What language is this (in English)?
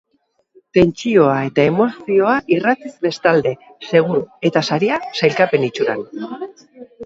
Basque